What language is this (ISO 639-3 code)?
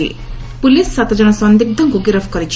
ori